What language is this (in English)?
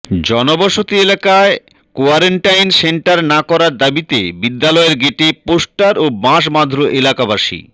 Bangla